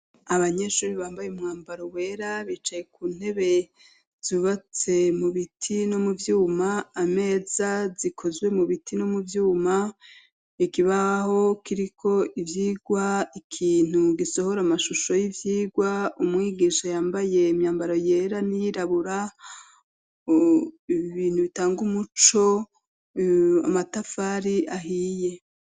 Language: Rundi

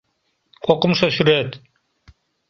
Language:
Mari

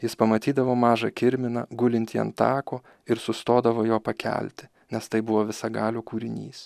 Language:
Lithuanian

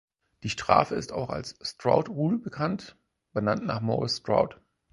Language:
German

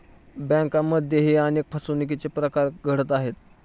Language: Marathi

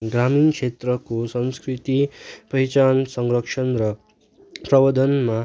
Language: Nepali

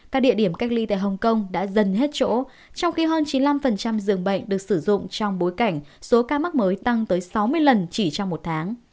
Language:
Vietnamese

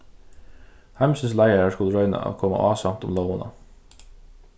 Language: Faroese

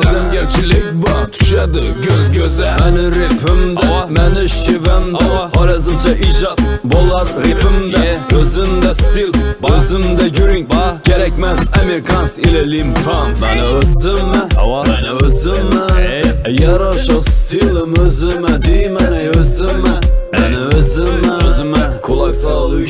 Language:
Turkish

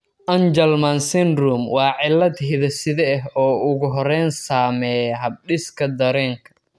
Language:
Somali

